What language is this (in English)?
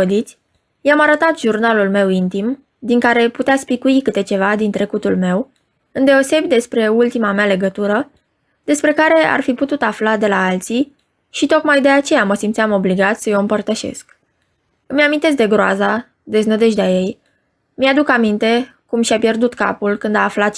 Romanian